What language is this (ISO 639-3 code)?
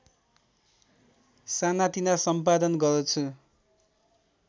nep